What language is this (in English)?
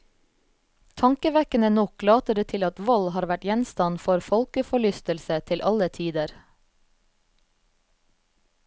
Norwegian